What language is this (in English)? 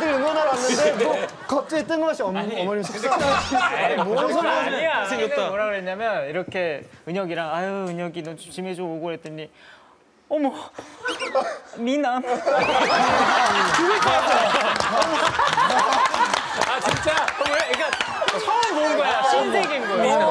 Korean